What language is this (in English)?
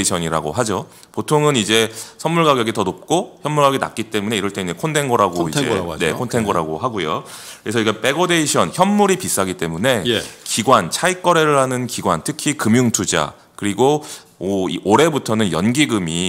Korean